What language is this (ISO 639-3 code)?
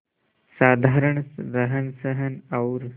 hin